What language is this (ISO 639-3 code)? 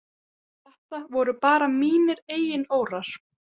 isl